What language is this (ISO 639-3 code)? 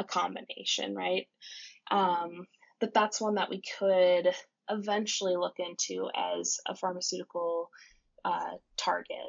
eng